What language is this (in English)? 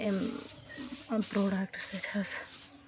Kashmiri